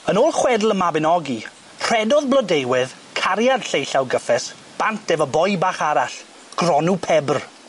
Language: Welsh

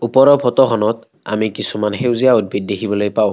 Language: Assamese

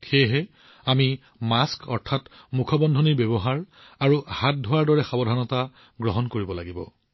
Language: Assamese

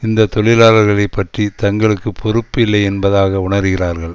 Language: Tamil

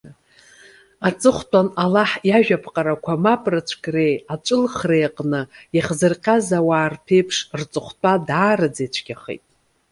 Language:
Abkhazian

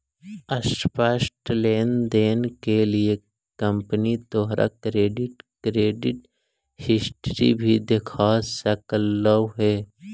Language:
Magahi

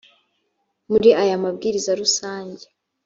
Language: Kinyarwanda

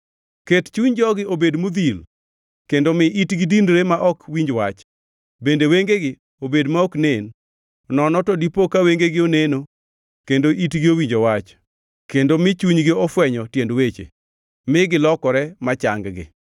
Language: Luo (Kenya and Tanzania)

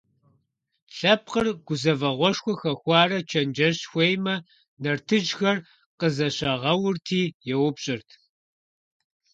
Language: Kabardian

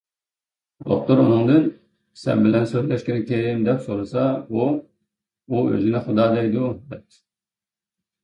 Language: Uyghur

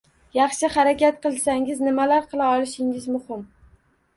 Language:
Uzbek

